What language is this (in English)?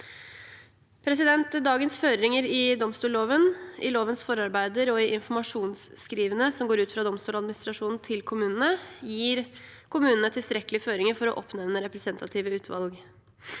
Norwegian